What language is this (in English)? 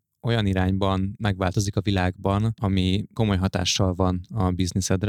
Hungarian